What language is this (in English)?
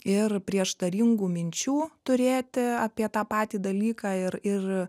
Lithuanian